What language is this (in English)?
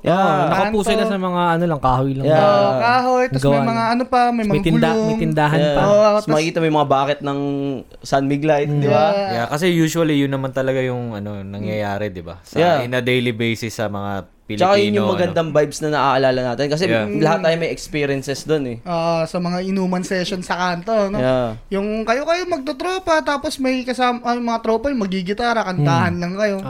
Filipino